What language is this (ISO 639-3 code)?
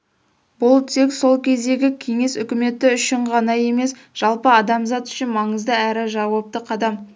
kaz